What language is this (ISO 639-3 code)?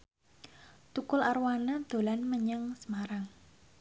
jav